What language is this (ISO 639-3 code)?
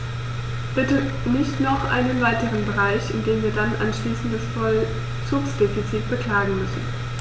deu